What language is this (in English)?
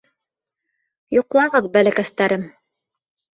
Bashkir